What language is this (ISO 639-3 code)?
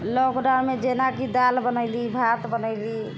mai